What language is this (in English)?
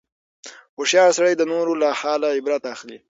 Pashto